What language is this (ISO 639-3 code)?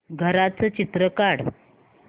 mar